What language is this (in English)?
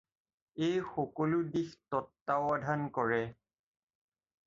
Assamese